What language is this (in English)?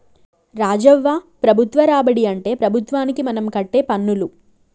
Telugu